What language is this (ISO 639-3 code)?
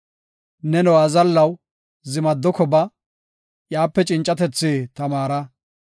gof